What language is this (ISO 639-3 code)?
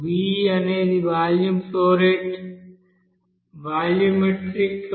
tel